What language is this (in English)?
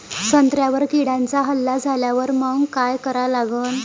Marathi